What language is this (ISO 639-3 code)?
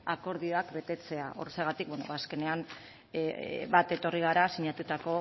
eus